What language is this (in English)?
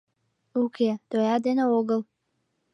Mari